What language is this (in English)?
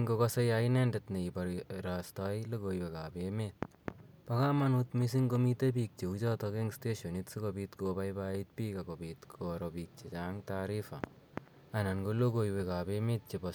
Kalenjin